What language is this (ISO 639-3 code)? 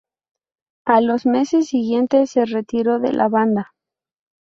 spa